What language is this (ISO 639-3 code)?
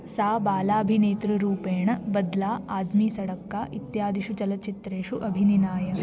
san